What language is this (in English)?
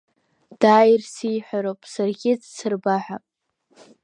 Abkhazian